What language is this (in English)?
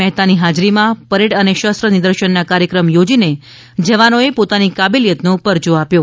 Gujarati